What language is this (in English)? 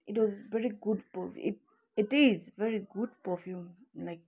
Nepali